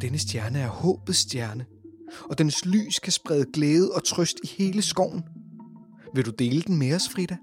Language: Danish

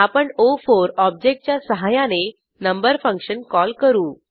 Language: Marathi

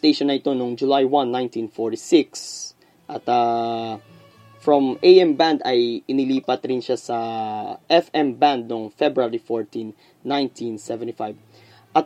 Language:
Filipino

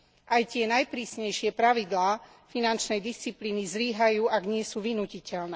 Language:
Slovak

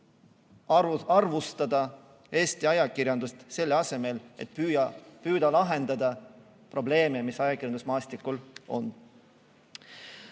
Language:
Estonian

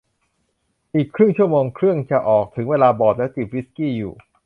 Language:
Thai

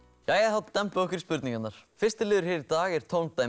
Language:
Icelandic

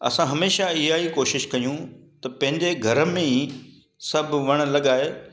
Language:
Sindhi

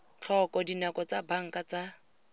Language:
Tswana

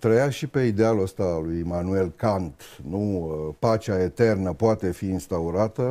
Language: Romanian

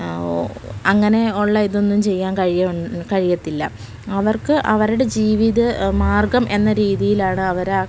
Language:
Malayalam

